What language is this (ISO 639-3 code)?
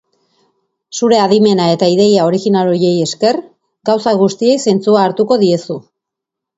eus